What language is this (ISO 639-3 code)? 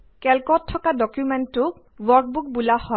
asm